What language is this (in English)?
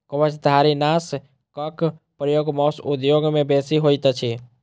Maithili